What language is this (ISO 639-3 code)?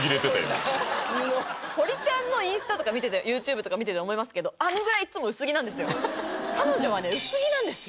jpn